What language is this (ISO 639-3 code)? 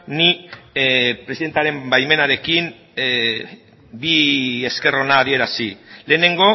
eus